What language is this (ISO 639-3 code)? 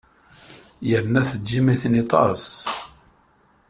kab